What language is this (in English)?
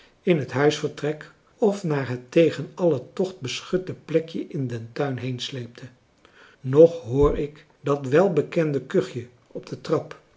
Dutch